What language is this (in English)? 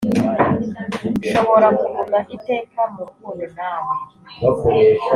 Kinyarwanda